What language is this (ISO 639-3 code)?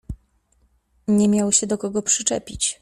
pol